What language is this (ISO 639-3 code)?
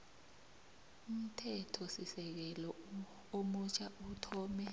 nbl